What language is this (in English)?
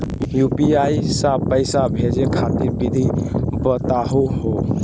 Magahi